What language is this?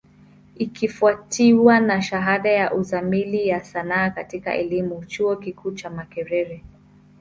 Swahili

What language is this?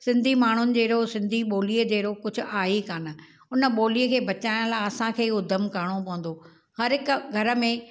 Sindhi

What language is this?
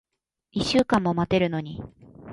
Japanese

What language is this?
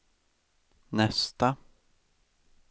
Swedish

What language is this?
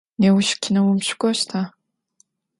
Adyghe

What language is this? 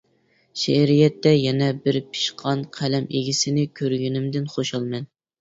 Uyghur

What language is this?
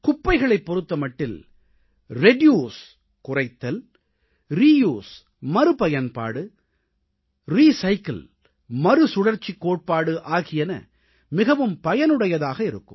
Tamil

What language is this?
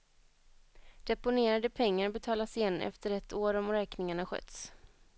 Swedish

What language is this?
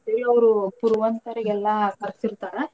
Kannada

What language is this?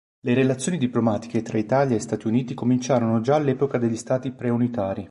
Italian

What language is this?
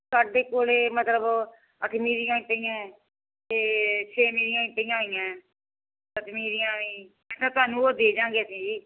Punjabi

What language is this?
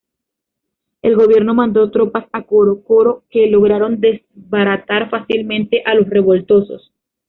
Spanish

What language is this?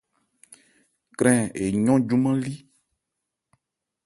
Ebrié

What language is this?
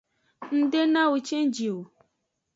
Aja (Benin)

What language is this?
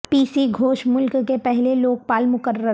Urdu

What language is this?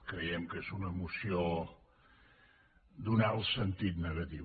Catalan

